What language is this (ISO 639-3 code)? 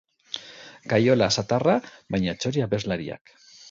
eus